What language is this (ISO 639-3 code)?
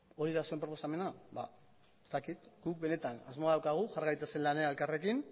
eus